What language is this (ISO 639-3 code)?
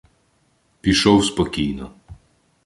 ukr